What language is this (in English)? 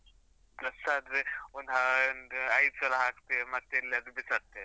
Kannada